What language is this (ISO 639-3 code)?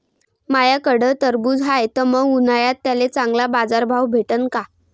mar